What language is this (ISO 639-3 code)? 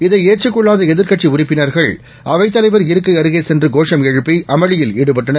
tam